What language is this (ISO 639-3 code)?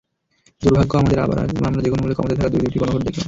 ben